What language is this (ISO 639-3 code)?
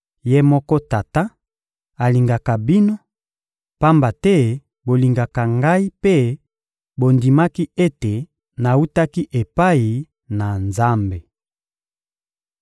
lin